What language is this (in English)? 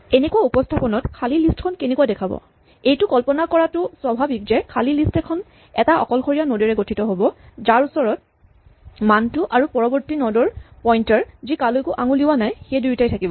Assamese